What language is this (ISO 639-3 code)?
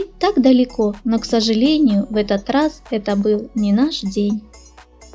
rus